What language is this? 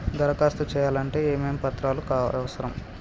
Telugu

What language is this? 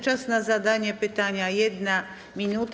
Polish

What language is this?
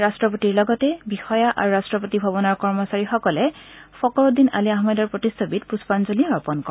Assamese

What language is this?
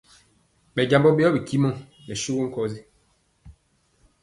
Mpiemo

